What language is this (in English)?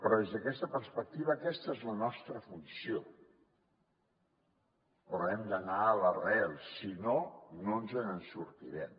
Catalan